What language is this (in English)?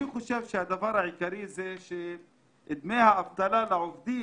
Hebrew